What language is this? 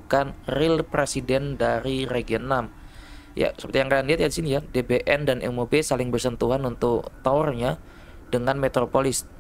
Indonesian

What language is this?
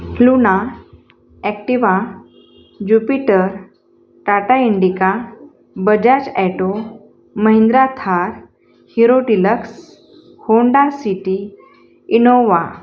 Marathi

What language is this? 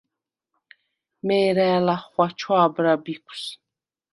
Svan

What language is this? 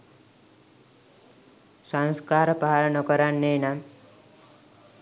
Sinhala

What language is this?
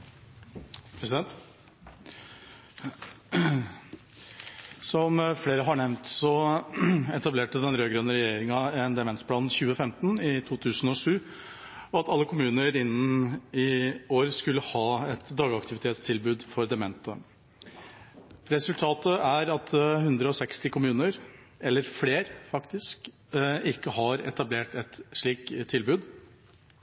Norwegian Bokmål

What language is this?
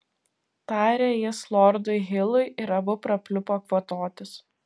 Lithuanian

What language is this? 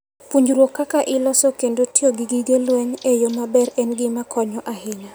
Luo (Kenya and Tanzania)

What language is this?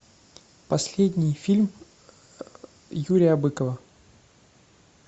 Russian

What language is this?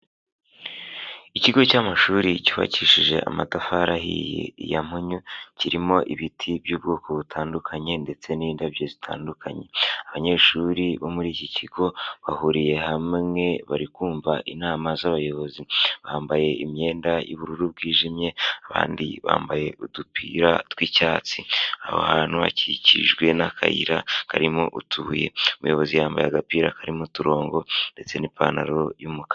Kinyarwanda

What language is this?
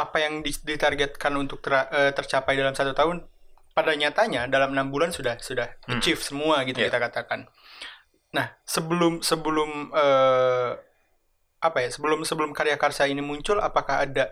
Indonesian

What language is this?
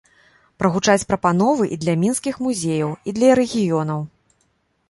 Belarusian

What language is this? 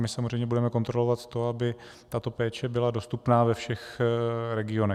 Czech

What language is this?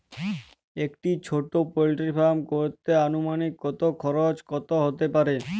Bangla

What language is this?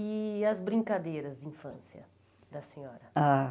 Portuguese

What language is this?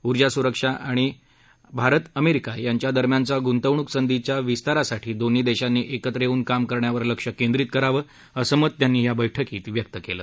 Marathi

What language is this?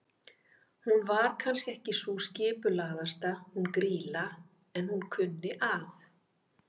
Icelandic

